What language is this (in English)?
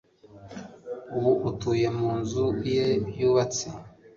Kinyarwanda